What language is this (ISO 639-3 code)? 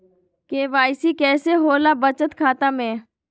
mag